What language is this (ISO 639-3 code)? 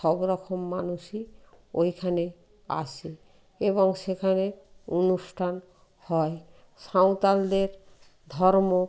ben